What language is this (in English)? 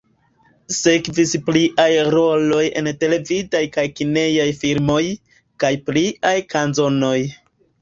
Esperanto